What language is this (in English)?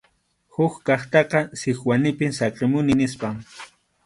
Arequipa-La Unión Quechua